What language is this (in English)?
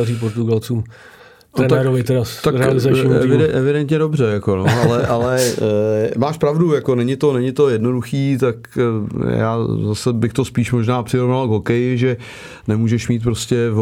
Czech